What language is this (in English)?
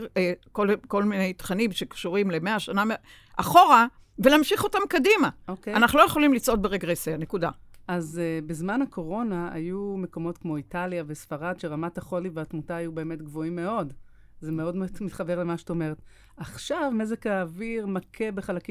Hebrew